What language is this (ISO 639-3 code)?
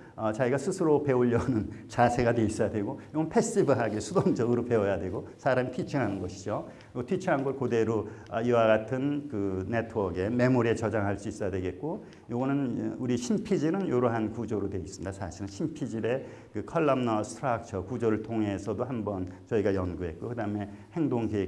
kor